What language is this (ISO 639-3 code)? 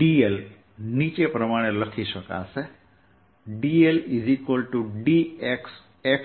guj